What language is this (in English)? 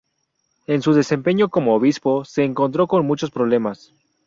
Spanish